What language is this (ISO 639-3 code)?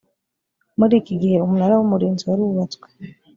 kin